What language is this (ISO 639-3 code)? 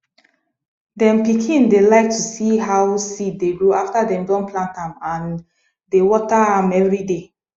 pcm